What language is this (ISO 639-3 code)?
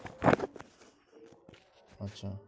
ben